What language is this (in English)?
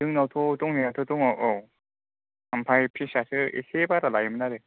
Bodo